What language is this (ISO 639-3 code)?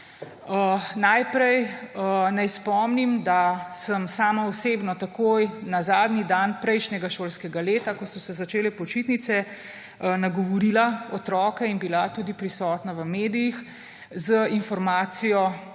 slv